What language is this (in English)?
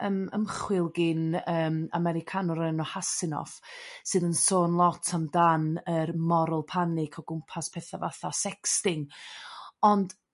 Welsh